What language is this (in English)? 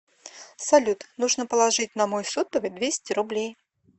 Russian